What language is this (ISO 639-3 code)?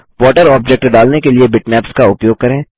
hin